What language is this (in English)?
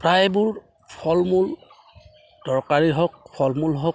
Assamese